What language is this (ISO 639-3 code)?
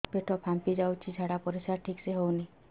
ori